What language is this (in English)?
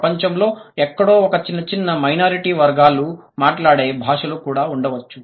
Telugu